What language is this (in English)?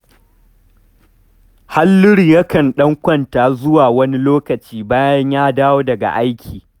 Hausa